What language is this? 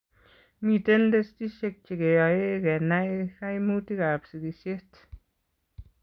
Kalenjin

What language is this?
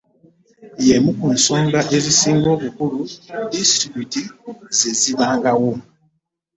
Ganda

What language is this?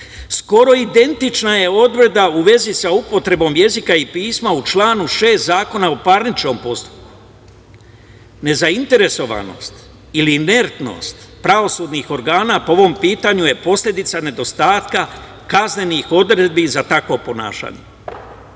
Serbian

